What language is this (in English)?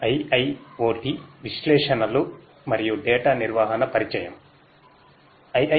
Telugu